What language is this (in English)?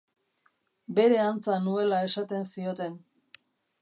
Basque